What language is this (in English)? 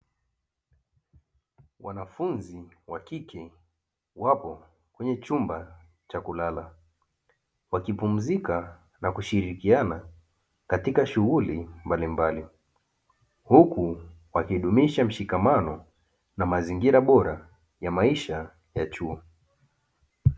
Swahili